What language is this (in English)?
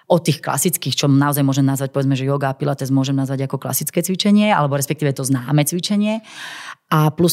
Slovak